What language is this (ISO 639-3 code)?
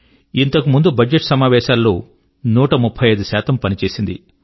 tel